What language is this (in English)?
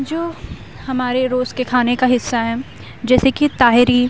Urdu